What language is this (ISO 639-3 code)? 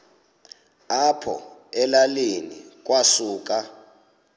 xho